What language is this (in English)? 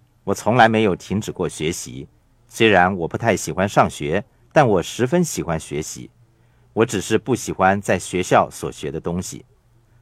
Chinese